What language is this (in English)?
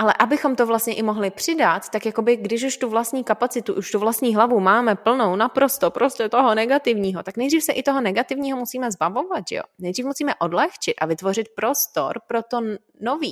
Czech